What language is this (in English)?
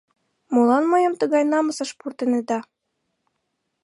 Mari